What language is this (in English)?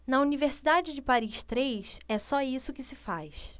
Portuguese